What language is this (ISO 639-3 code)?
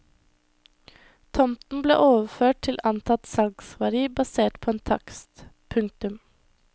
nor